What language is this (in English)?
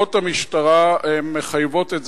Hebrew